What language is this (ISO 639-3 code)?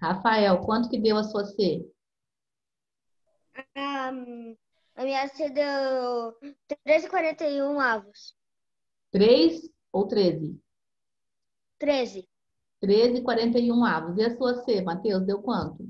por